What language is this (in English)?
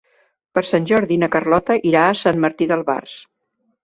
Catalan